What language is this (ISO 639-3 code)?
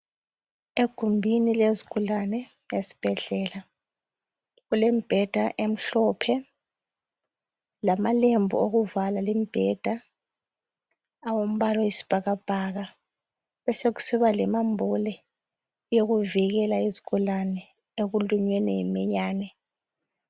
nde